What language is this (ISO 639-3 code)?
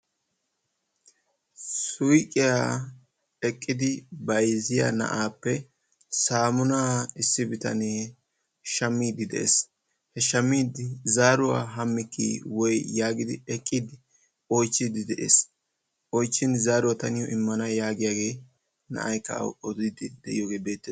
wal